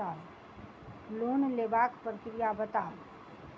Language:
Maithili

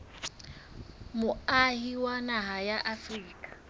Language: Southern Sotho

